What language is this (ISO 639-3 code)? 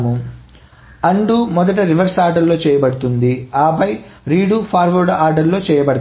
tel